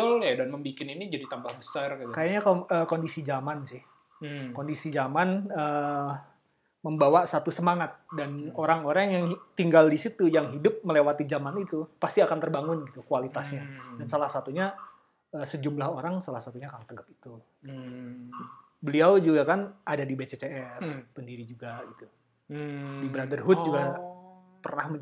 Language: Indonesian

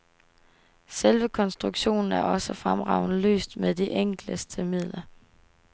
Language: Danish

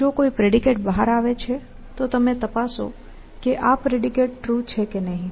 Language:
Gujarati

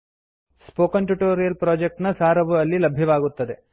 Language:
Kannada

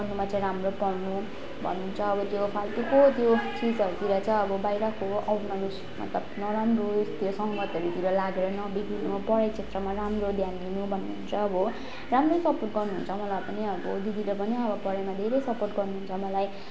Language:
Nepali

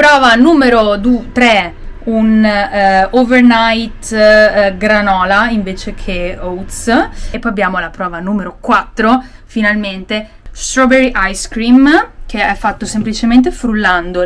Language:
Italian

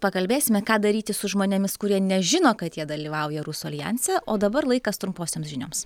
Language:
Lithuanian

